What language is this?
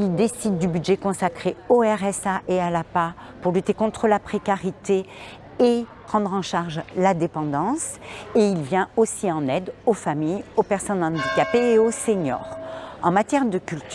French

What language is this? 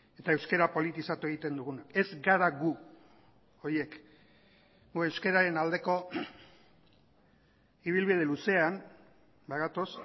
Basque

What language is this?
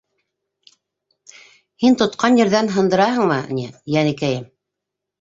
Bashkir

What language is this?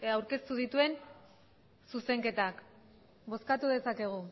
Basque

